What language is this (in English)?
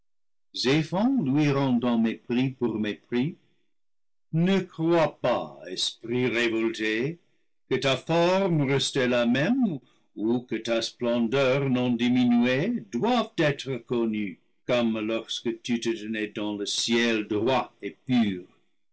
French